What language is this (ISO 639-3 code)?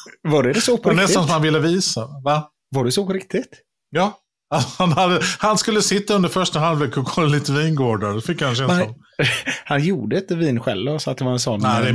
swe